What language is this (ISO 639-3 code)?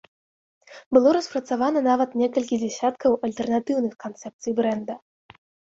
bel